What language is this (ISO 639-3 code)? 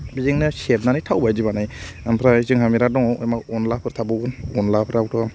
brx